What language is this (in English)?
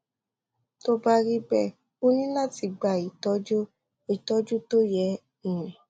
Yoruba